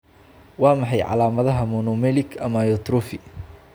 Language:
Somali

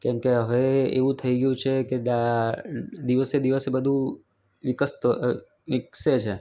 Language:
Gujarati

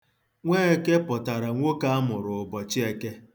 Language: Igbo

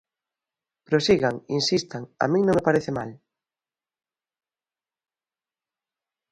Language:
Galician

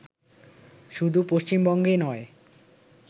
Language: Bangla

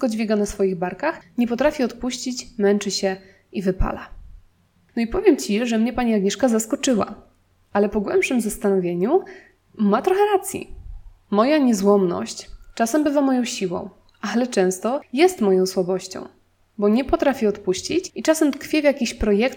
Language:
Polish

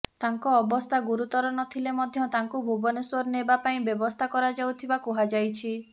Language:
Odia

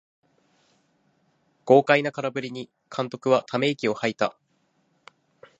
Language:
Japanese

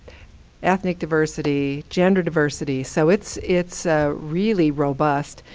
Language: English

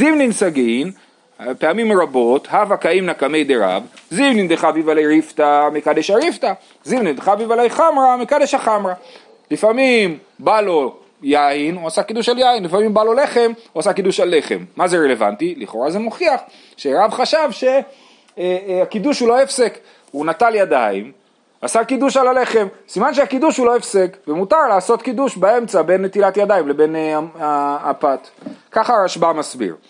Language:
Hebrew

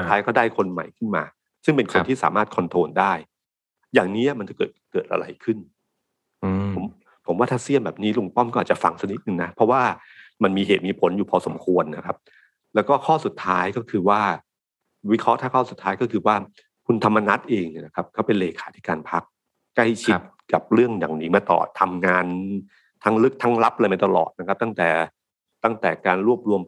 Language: Thai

